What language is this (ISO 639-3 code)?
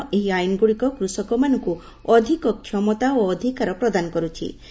ori